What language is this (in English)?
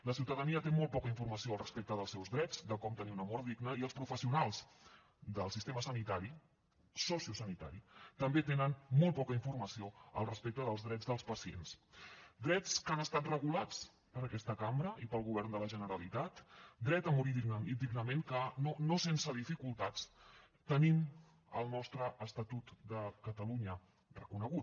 Catalan